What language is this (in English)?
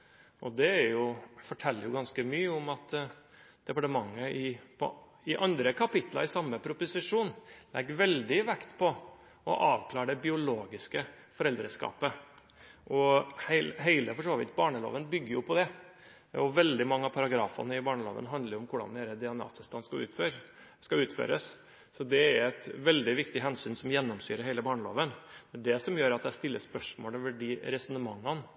Norwegian Bokmål